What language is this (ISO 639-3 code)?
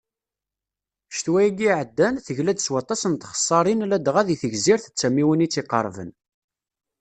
kab